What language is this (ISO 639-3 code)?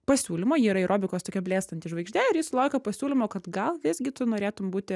lit